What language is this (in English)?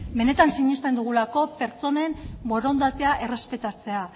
Basque